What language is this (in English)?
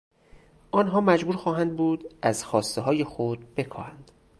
Persian